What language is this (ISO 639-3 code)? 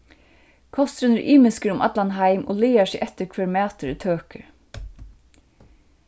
fao